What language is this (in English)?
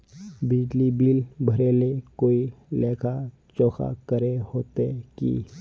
Magahi